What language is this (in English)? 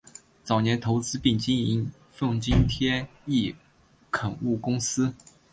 Chinese